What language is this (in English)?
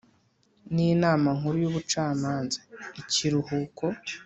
Kinyarwanda